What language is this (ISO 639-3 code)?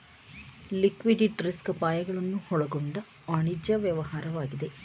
kan